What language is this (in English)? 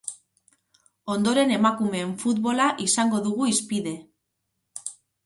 Basque